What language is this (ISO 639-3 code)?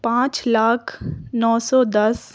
urd